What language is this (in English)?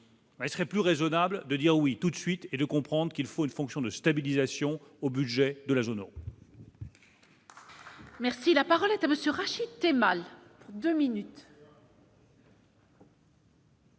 French